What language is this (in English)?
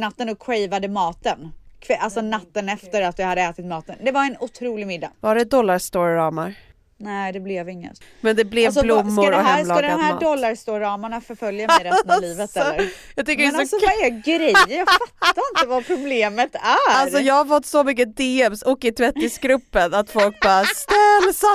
Swedish